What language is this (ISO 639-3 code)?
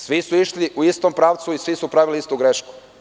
srp